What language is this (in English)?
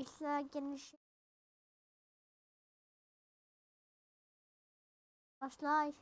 Turkish